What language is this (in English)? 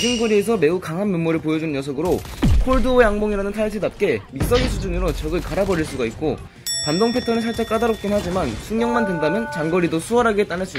Korean